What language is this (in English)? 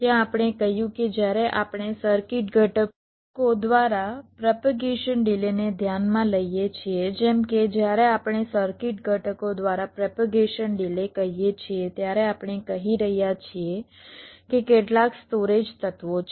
Gujarati